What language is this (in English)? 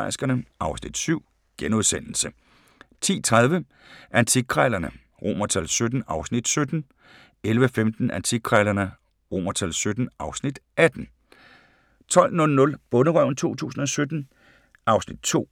Danish